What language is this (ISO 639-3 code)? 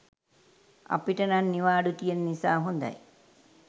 sin